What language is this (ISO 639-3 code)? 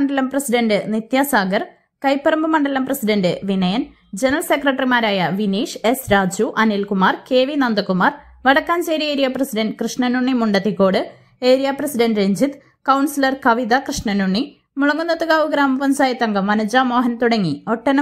mal